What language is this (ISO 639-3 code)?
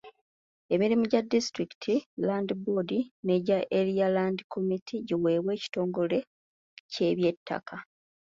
lug